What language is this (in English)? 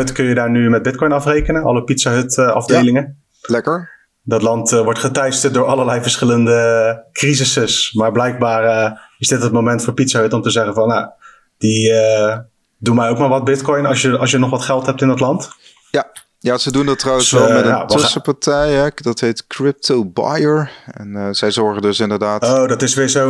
Dutch